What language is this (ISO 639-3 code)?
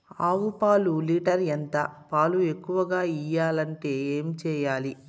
tel